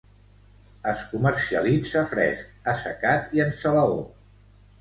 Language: Catalan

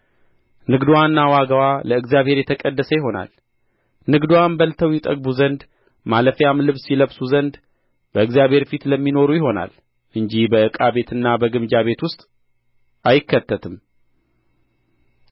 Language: Amharic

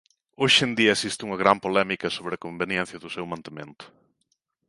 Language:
Galician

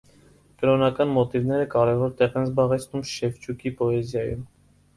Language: Armenian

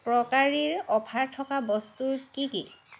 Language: Assamese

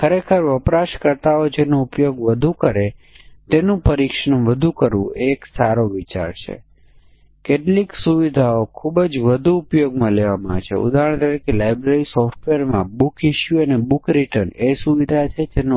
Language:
Gujarati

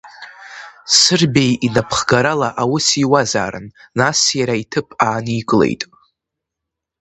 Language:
Abkhazian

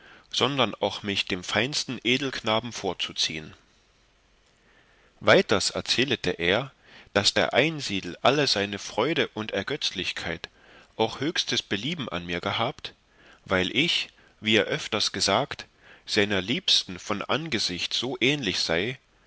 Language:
German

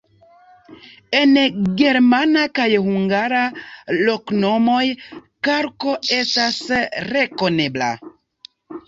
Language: Esperanto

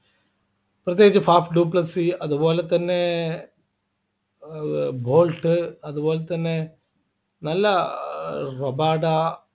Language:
Malayalam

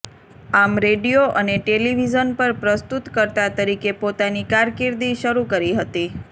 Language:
Gujarati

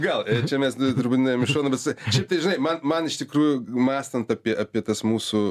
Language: Lithuanian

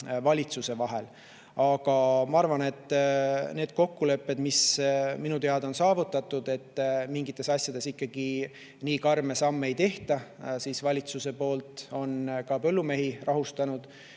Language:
Estonian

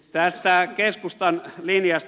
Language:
Finnish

